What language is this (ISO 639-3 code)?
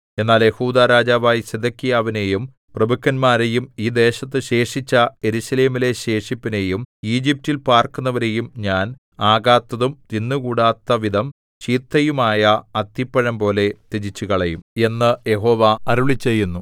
mal